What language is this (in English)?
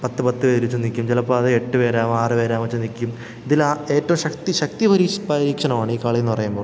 Malayalam